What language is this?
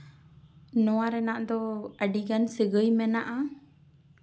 Santali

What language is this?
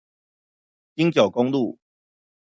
Chinese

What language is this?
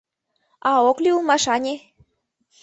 Mari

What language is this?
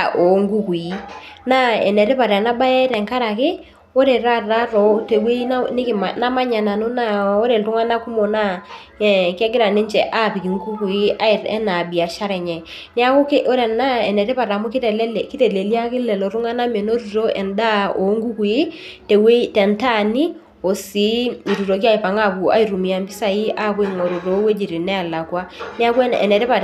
Masai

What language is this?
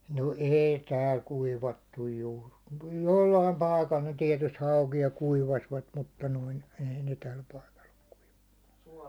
Finnish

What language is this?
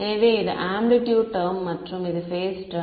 Tamil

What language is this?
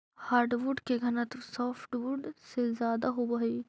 Magahi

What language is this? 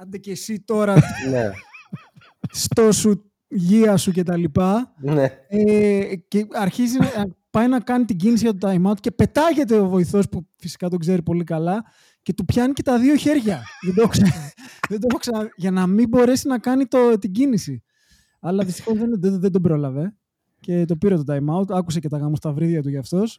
Greek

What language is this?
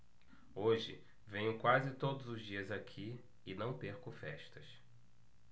Portuguese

